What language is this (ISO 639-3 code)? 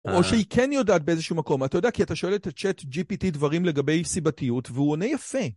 heb